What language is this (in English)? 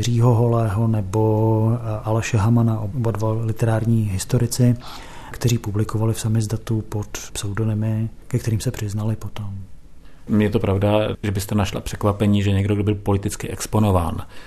Czech